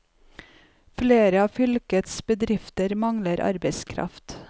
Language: Norwegian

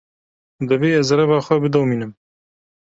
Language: Kurdish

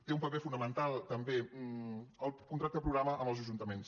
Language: Catalan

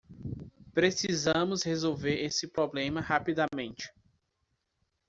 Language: Portuguese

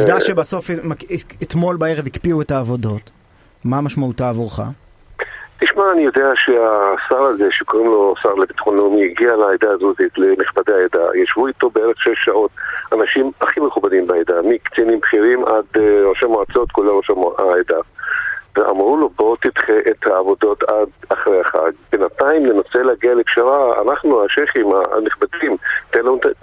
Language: Hebrew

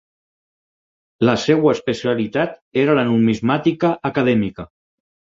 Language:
Catalan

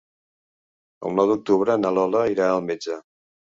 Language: Catalan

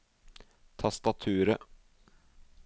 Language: Norwegian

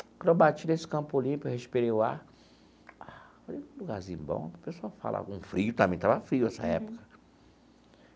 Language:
Portuguese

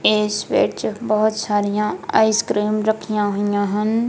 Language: Punjabi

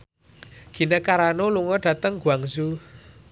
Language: Javanese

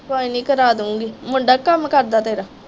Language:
Punjabi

